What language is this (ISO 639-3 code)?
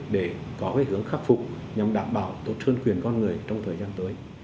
vie